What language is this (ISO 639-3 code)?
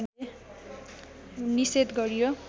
nep